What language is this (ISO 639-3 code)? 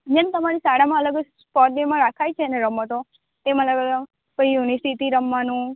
guj